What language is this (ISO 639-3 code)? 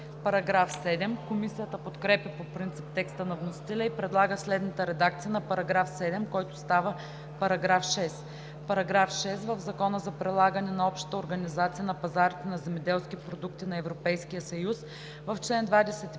bul